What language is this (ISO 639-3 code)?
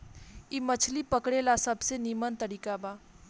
bho